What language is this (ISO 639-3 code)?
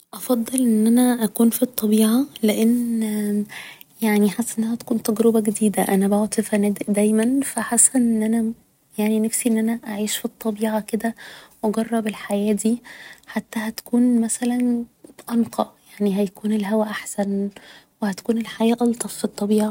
arz